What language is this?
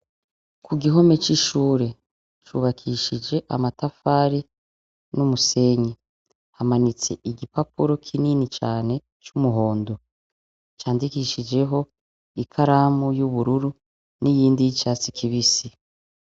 Rundi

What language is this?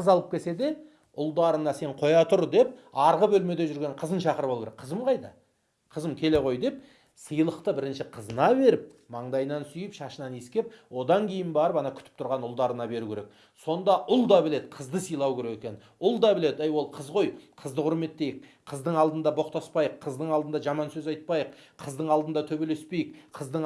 Turkish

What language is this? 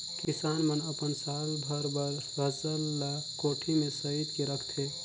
Chhattisgarhi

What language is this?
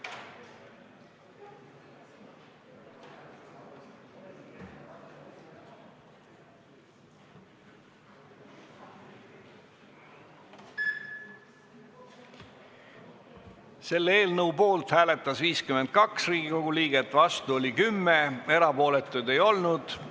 Estonian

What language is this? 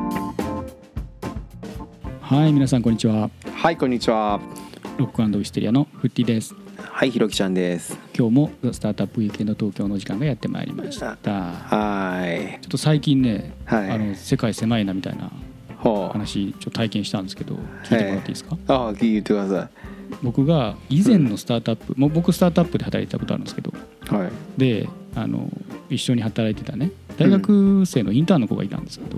Japanese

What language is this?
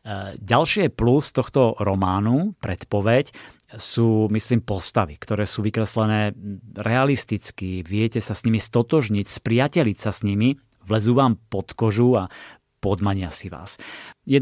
Slovak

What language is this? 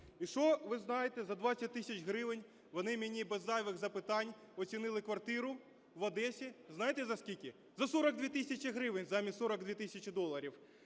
Ukrainian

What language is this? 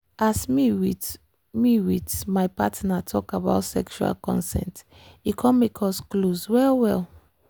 Nigerian Pidgin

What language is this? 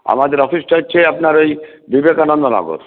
Bangla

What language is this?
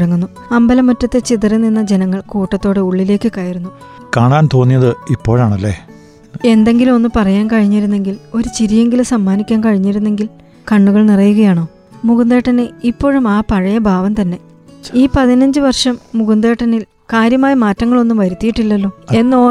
Malayalam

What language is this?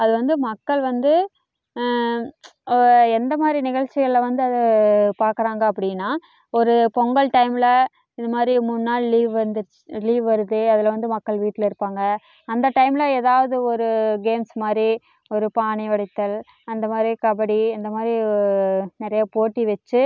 Tamil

